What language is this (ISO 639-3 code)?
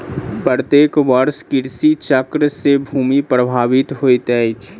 mai